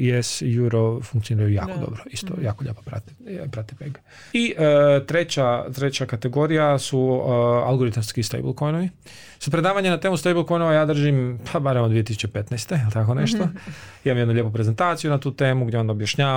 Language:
Croatian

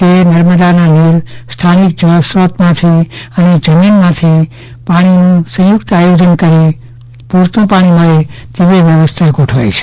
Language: Gujarati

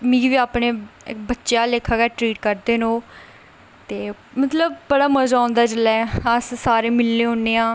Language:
Dogri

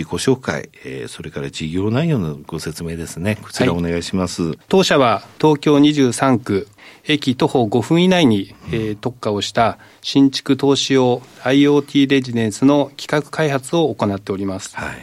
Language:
Japanese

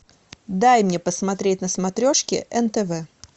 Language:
Russian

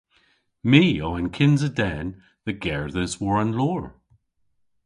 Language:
Cornish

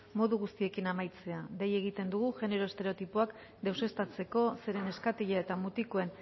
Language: Basque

